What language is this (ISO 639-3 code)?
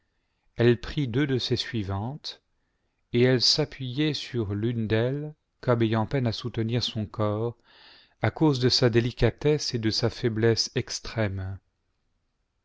fra